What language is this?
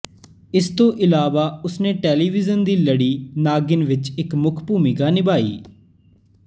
Punjabi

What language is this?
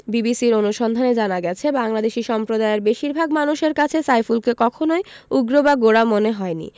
Bangla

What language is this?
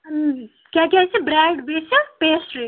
Kashmiri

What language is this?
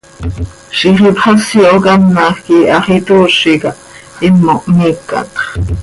Seri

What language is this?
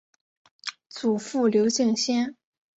Chinese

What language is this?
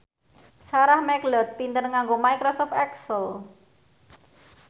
Javanese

